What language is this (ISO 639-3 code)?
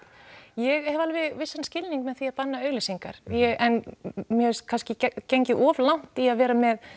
isl